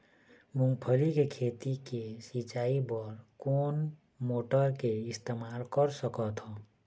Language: Chhattisgarhi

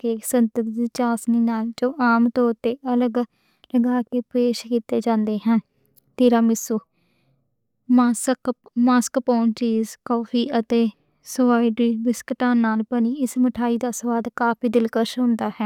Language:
Western Panjabi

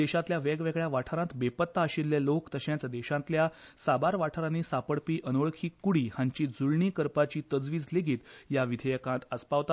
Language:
Konkani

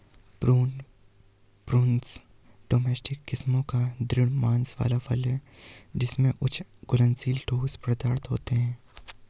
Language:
Hindi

